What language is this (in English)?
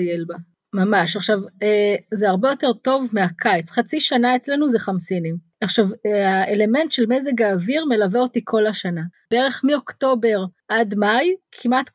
Hebrew